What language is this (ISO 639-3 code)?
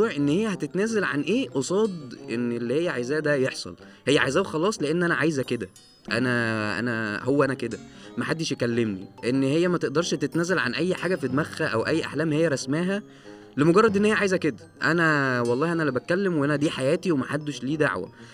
ara